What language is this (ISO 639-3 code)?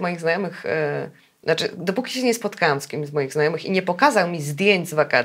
pol